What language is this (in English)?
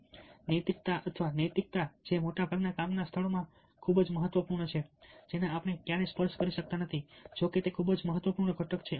Gujarati